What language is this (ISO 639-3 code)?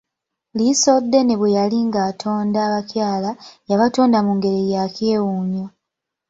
lug